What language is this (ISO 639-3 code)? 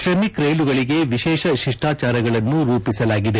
kan